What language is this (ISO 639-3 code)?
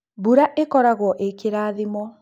kik